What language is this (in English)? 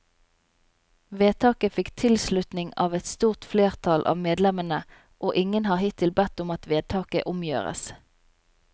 Norwegian